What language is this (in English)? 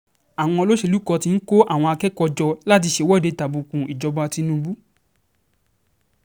Yoruba